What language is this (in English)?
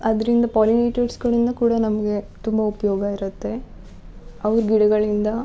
Kannada